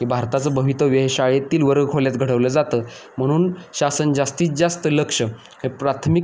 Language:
Marathi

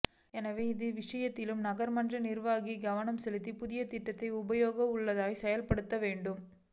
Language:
Tamil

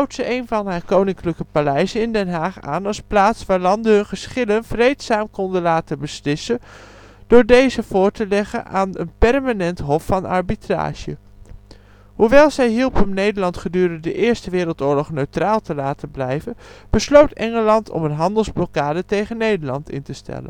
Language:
Dutch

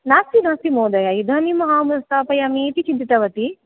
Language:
Sanskrit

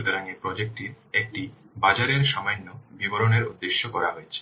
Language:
Bangla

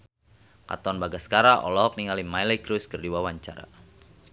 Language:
Sundanese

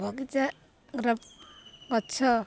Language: Odia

